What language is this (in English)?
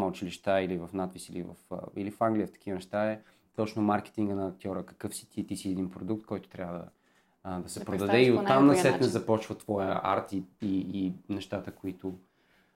Bulgarian